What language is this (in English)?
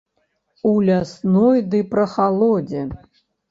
Belarusian